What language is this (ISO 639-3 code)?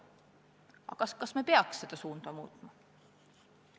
est